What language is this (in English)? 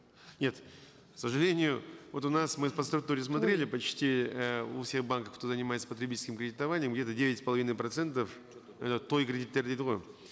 Kazakh